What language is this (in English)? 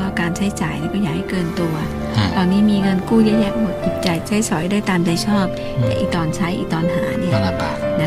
Thai